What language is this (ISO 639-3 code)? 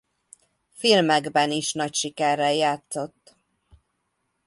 hun